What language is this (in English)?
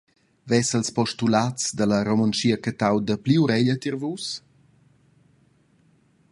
Romansh